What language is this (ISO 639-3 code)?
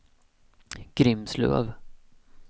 swe